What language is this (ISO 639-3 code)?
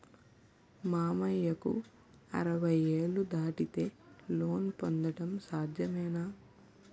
tel